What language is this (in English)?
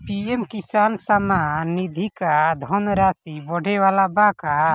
Bhojpuri